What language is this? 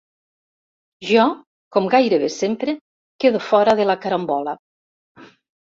Catalan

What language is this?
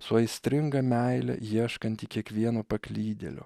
Lithuanian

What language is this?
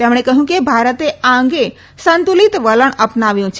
Gujarati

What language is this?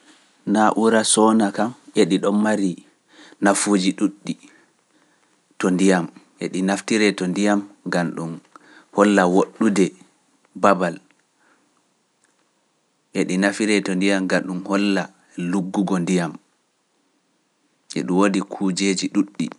Pular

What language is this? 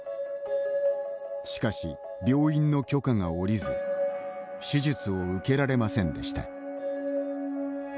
Japanese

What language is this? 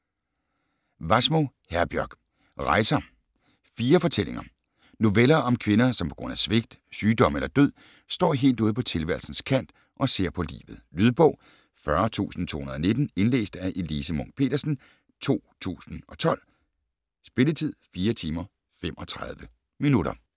Danish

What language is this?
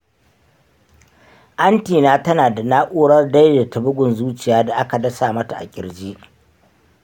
Hausa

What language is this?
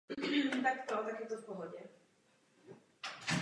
Czech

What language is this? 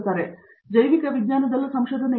Kannada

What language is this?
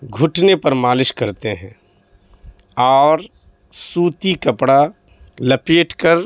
Urdu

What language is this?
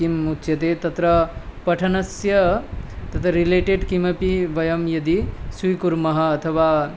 Sanskrit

